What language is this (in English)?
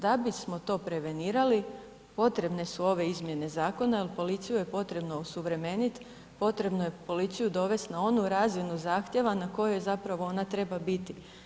Croatian